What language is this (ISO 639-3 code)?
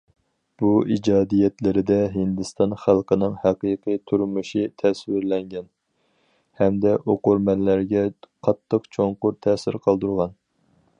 uig